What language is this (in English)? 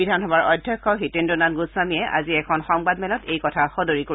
Assamese